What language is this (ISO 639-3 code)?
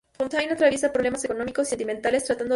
spa